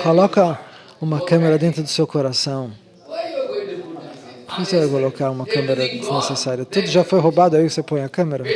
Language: Portuguese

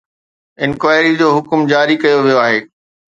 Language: Sindhi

